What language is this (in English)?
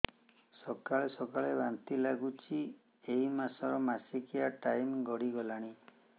Odia